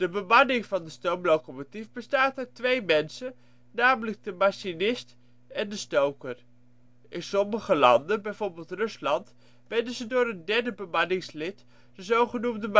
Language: Dutch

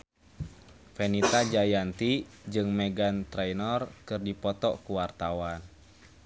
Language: Sundanese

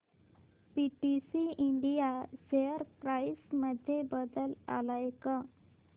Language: Marathi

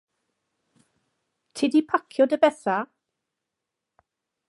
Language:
Welsh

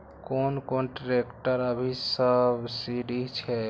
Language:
Maithili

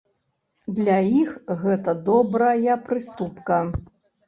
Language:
Belarusian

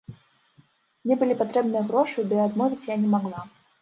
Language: Belarusian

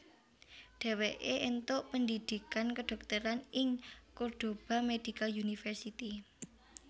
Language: Javanese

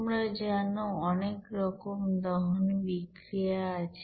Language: Bangla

